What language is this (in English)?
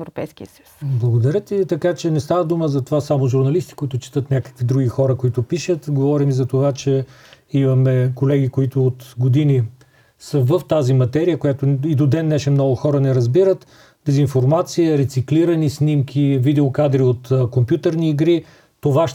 Bulgarian